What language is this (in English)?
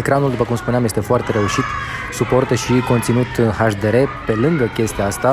Romanian